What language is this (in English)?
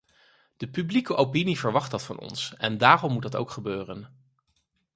Dutch